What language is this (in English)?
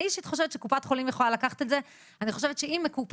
Hebrew